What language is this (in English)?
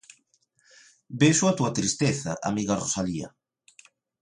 Galician